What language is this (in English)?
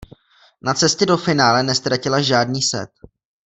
Czech